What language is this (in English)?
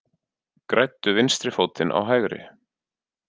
Icelandic